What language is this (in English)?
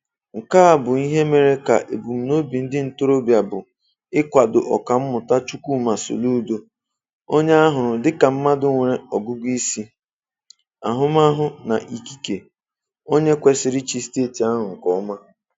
Igbo